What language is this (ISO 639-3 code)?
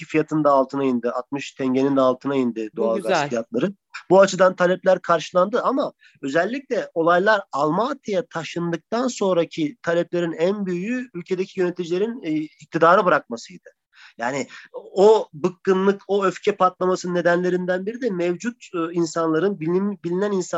tur